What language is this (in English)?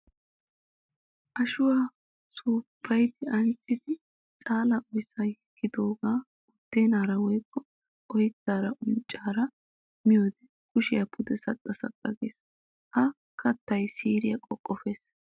Wolaytta